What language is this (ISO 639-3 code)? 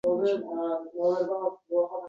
uzb